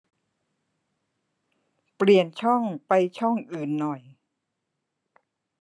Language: Thai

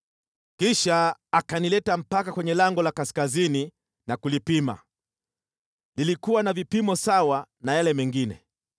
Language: Swahili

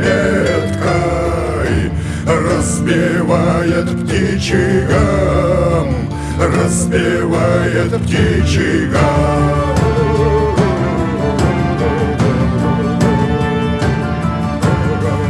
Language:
Russian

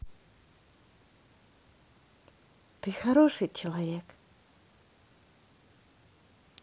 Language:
Russian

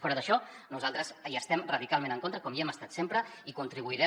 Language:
Catalan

